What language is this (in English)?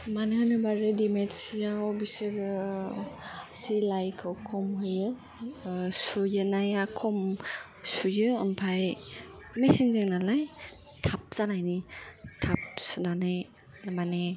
Bodo